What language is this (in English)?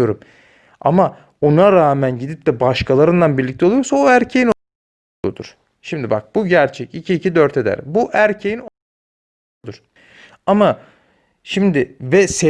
Turkish